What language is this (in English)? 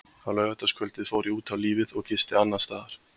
Icelandic